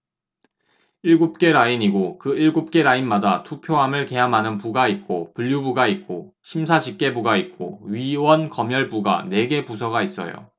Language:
Korean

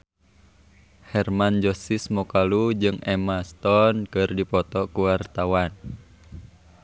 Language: Sundanese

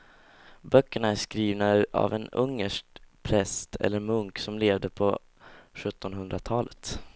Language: Swedish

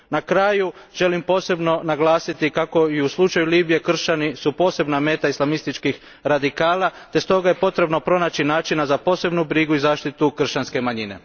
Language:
Croatian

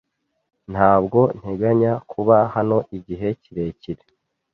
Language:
Kinyarwanda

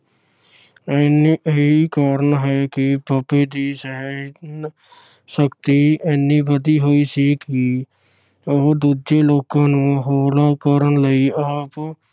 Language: Punjabi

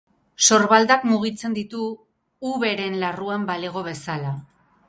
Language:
Basque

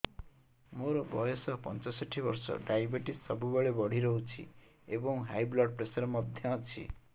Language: Odia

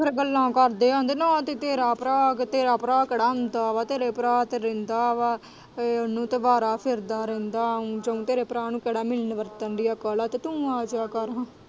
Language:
Punjabi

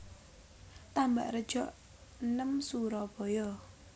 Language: Javanese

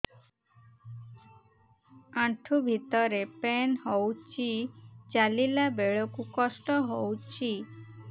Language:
Odia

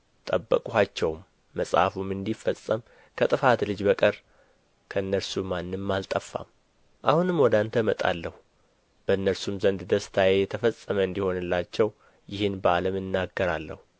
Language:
Amharic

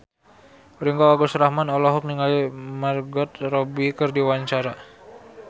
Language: Sundanese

